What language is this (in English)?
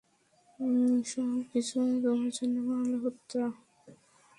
Bangla